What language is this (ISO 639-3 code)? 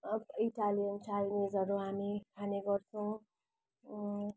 nep